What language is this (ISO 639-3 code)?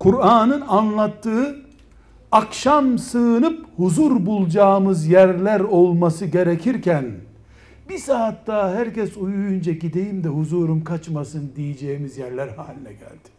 tur